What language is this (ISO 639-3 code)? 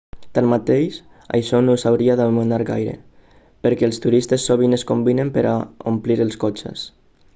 cat